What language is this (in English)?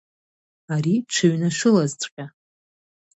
Abkhazian